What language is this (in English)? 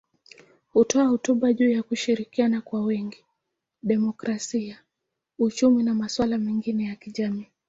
Swahili